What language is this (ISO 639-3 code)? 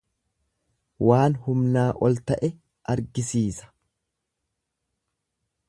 orm